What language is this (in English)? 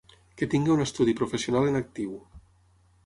Catalan